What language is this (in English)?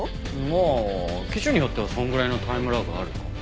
Japanese